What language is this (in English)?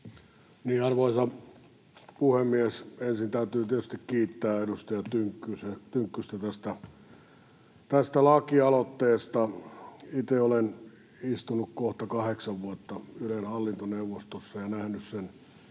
Finnish